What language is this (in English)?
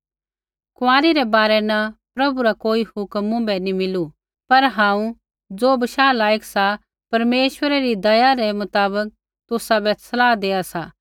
Kullu Pahari